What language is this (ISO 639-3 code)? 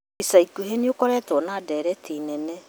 kik